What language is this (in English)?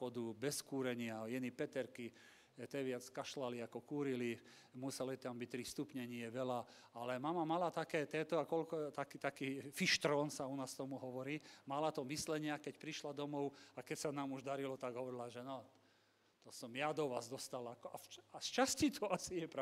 Slovak